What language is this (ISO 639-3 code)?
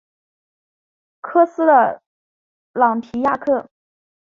zho